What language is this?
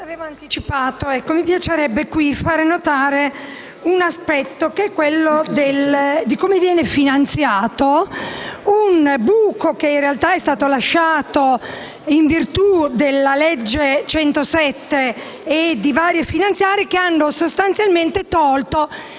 Italian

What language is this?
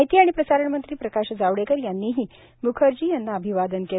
Marathi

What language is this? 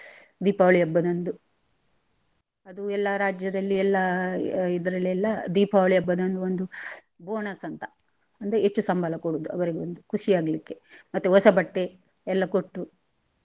Kannada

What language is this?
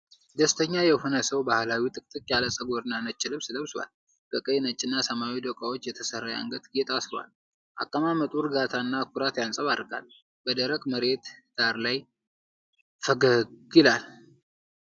Amharic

